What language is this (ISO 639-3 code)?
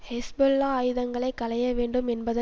tam